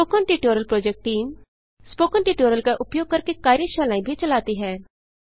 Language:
Hindi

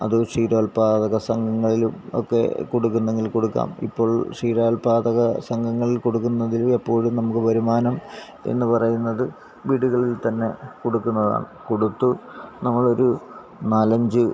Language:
Malayalam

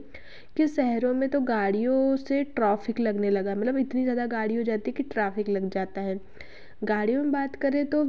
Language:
Hindi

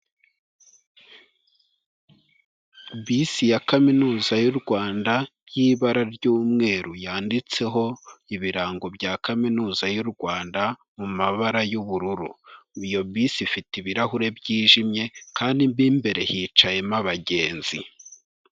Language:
Kinyarwanda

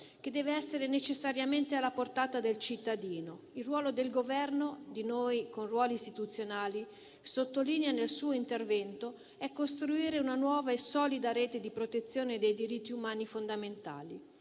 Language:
Italian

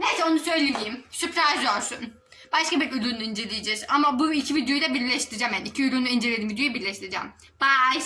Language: Turkish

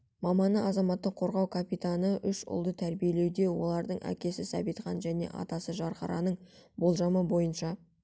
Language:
Kazakh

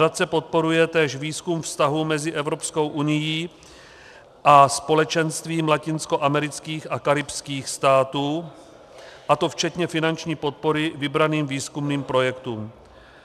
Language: Czech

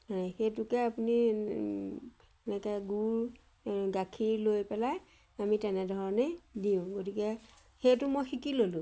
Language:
Assamese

